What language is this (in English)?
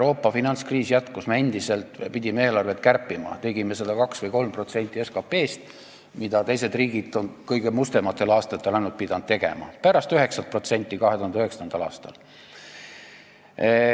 Estonian